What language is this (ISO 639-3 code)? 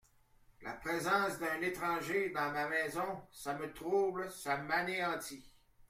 fra